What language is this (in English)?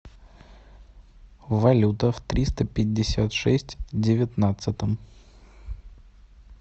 Russian